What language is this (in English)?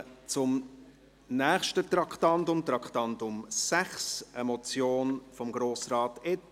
Swiss German